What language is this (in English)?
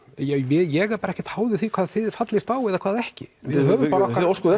Icelandic